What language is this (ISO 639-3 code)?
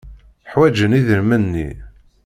kab